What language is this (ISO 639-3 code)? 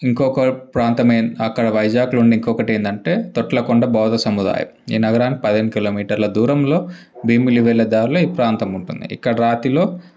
tel